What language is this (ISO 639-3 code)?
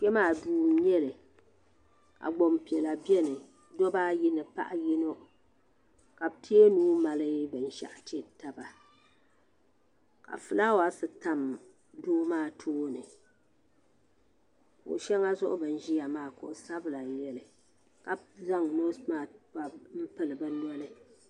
dag